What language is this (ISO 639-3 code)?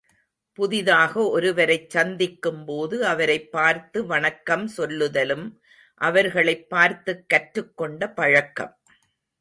tam